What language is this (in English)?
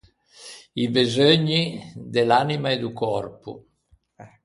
Ligurian